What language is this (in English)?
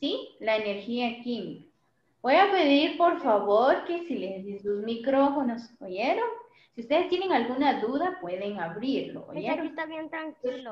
Spanish